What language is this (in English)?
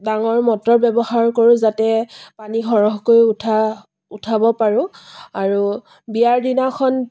Assamese